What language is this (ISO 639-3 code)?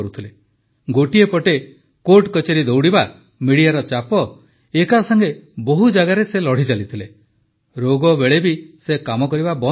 ori